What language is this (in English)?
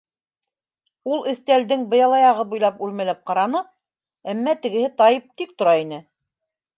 Bashkir